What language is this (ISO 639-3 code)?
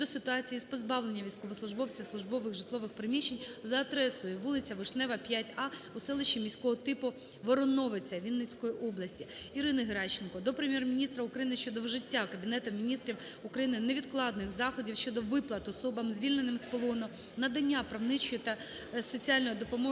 ukr